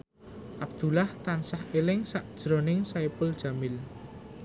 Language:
Javanese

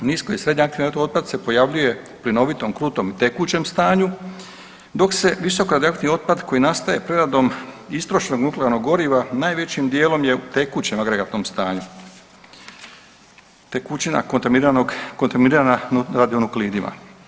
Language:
Croatian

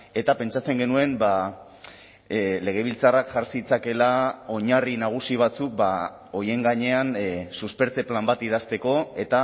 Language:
Basque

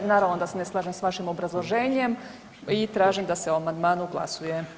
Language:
Croatian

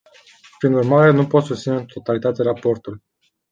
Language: Romanian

